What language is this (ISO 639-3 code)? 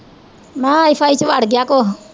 pan